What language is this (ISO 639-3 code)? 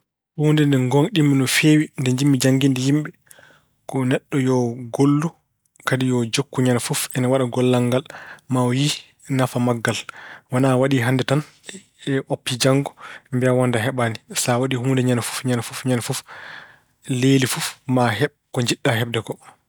ful